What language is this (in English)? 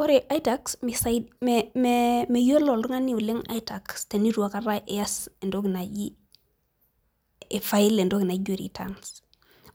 Masai